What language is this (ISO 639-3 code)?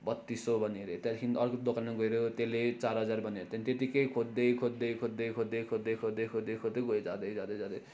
nep